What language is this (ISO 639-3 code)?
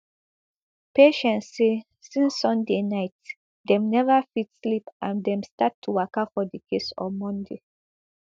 pcm